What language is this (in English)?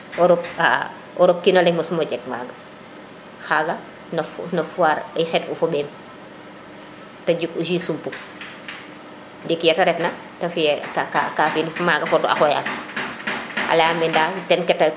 Serer